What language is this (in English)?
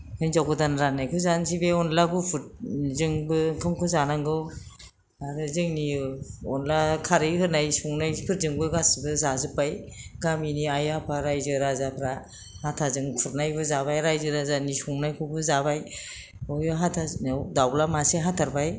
Bodo